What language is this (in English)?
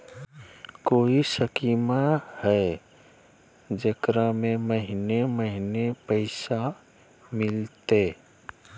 Magahi